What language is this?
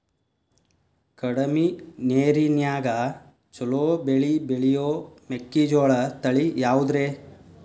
Kannada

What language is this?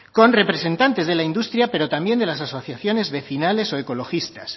Spanish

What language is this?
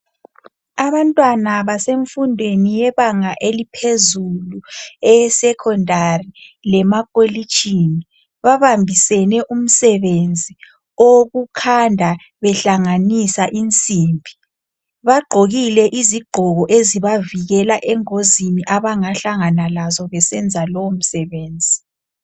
North Ndebele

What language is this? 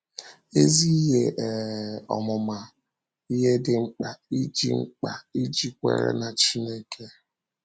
Igbo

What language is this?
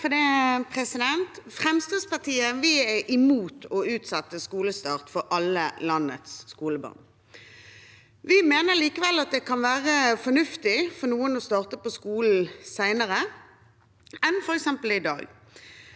Norwegian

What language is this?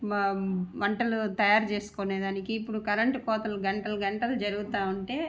Telugu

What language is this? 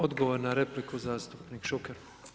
Croatian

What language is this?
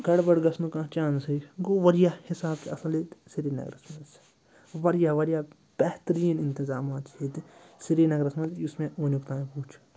Kashmiri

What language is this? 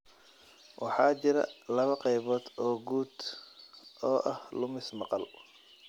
Somali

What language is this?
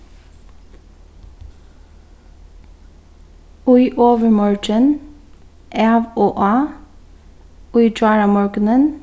Faroese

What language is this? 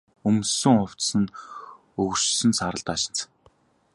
Mongolian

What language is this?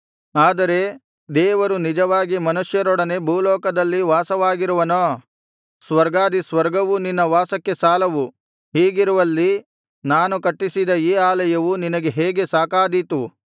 Kannada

